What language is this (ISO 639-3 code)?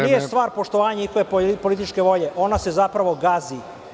srp